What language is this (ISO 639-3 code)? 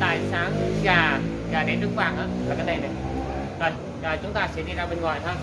vie